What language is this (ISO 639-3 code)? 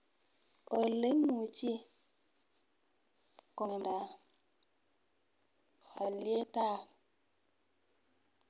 kln